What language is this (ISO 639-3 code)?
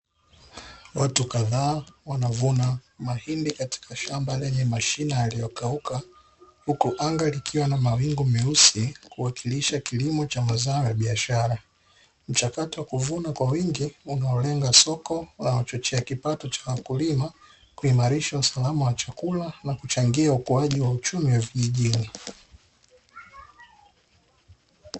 swa